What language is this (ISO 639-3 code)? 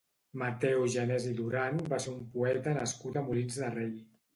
cat